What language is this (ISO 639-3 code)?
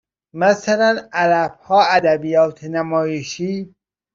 fas